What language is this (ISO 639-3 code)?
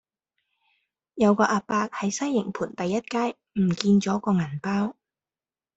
yue